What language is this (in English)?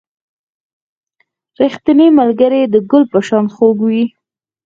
Pashto